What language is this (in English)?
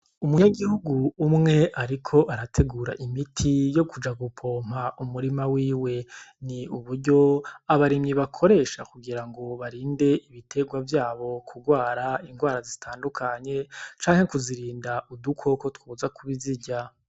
Rundi